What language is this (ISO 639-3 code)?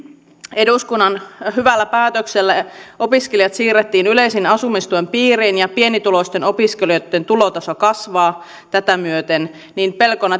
fin